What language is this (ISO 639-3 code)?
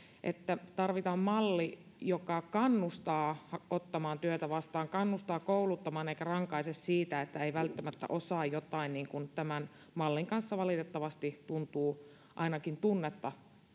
fin